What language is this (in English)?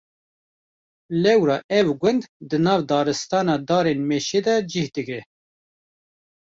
Kurdish